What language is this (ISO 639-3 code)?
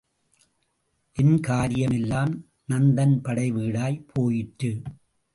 tam